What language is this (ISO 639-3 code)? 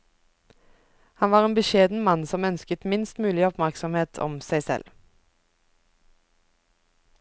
nor